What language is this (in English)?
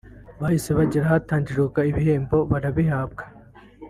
Kinyarwanda